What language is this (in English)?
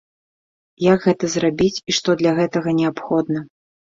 Belarusian